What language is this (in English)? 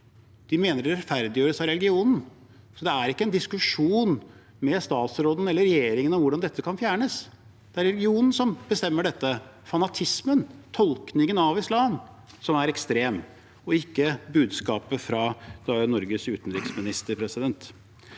Norwegian